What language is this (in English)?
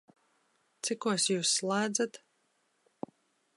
Latvian